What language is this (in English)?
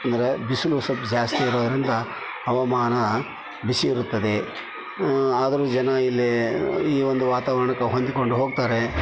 Kannada